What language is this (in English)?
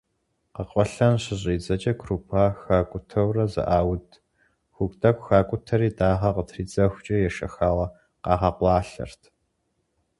Kabardian